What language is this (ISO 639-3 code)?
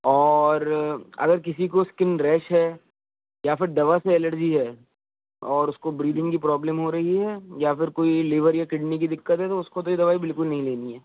urd